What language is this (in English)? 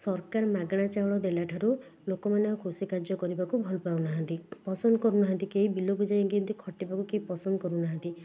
Odia